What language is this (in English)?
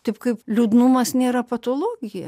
Lithuanian